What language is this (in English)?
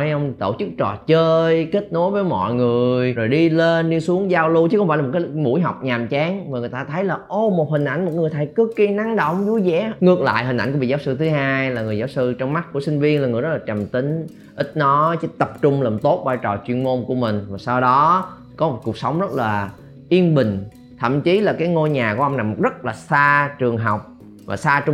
Vietnamese